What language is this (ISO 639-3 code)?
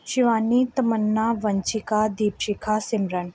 pan